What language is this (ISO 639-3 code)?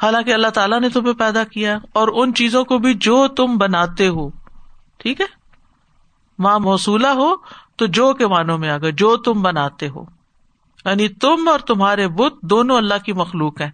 urd